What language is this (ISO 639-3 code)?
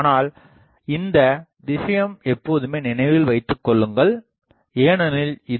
tam